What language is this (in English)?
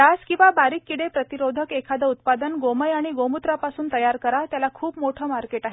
Marathi